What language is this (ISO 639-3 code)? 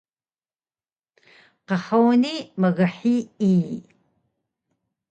trv